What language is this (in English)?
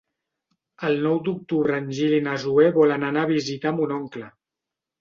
Catalan